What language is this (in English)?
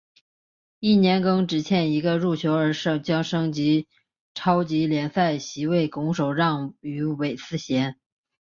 Chinese